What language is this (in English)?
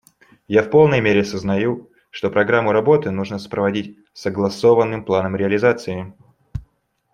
Russian